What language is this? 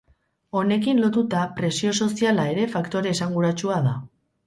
Basque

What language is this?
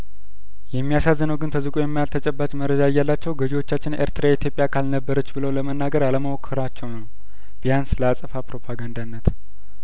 Amharic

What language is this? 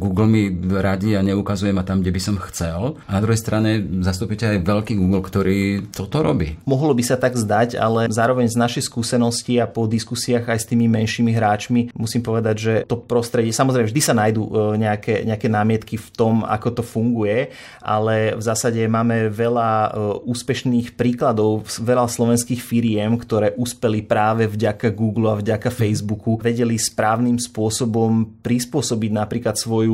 Slovak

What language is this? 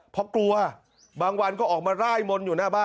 Thai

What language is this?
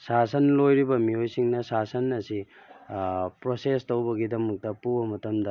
Manipuri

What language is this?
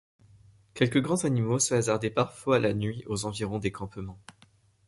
French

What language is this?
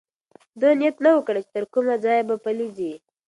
Pashto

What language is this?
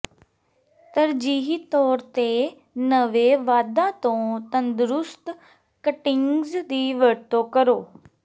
Punjabi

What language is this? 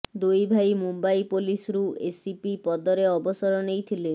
Odia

